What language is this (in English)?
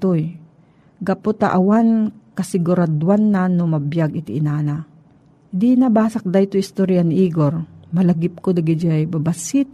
Filipino